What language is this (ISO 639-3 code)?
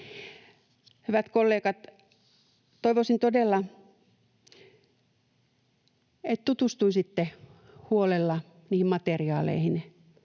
fin